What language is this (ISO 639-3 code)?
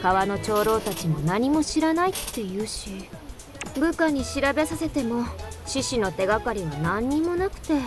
jpn